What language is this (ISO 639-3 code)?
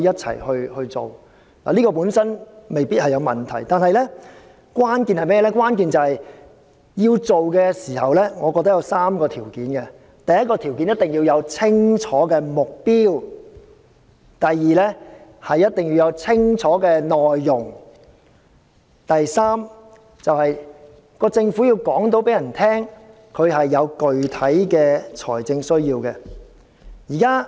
yue